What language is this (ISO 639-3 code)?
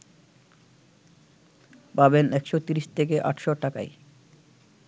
ben